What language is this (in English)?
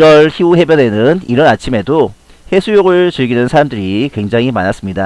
Korean